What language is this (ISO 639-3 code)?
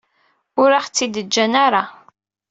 kab